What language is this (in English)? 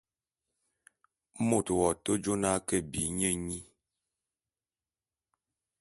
Bulu